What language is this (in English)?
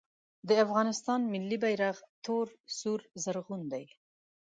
Pashto